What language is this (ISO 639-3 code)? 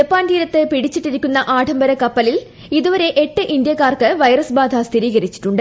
mal